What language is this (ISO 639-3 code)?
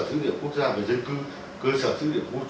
vie